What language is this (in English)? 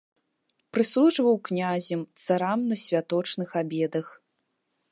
Belarusian